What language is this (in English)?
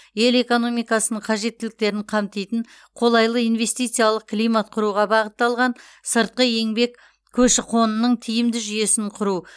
Kazakh